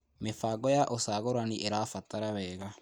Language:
Kikuyu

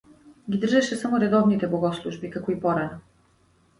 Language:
Macedonian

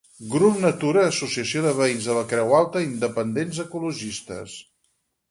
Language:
Catalan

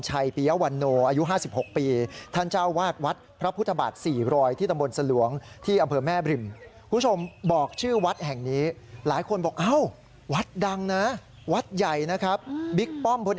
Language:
Thai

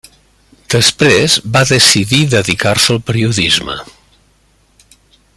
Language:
Catalan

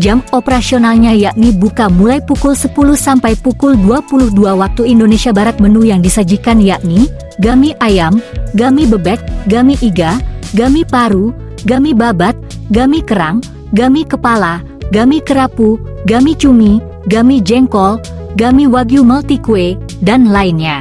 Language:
Indonesian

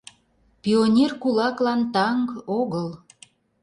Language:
Mari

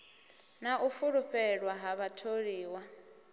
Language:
Venda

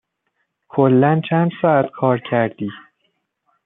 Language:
Persian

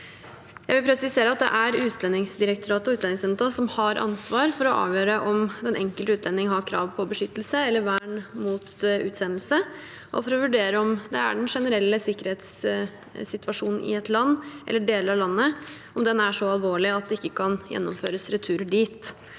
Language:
Norwegian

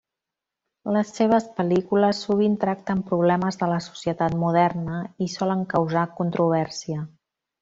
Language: Catalan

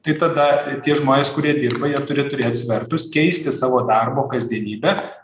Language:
Lithuanian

